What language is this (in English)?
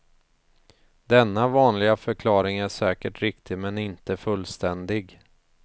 Swedish